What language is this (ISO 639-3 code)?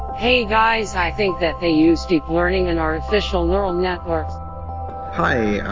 eng